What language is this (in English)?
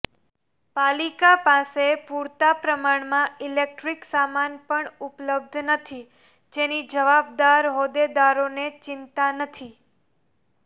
Gujarati